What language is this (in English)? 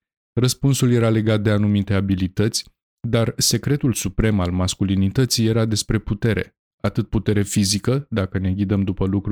Romanian